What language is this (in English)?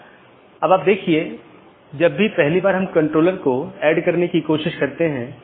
Hindi